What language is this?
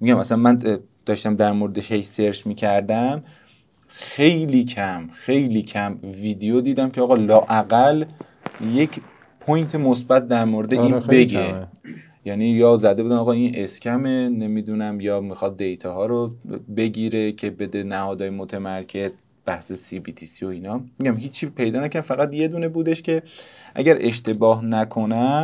Persian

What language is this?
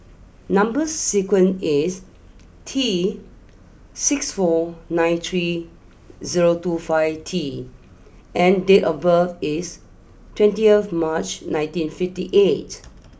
English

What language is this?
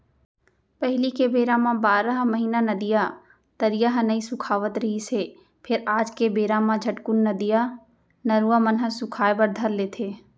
Chhattisgarhi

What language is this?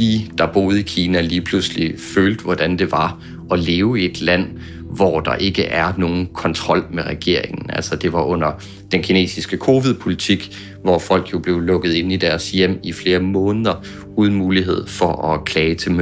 Danish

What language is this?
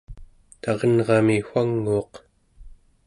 Central Yupik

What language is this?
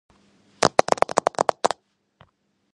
Georgian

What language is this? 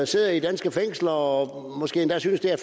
Danish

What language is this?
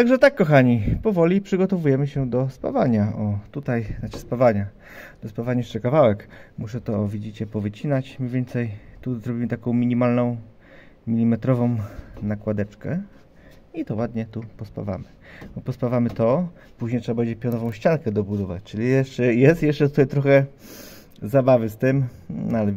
Polish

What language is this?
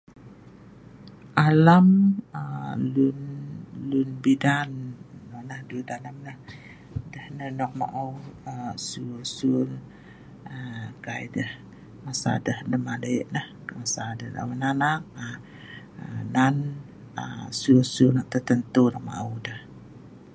Sa'ban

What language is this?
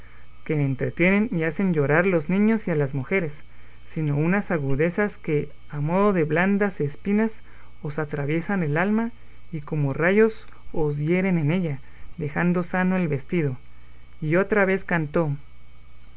Spanish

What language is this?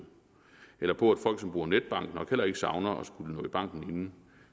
Danish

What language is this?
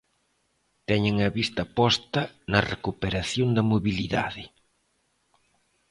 Galician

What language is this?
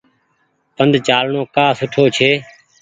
Goaria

